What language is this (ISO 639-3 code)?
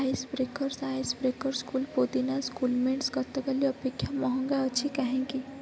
ori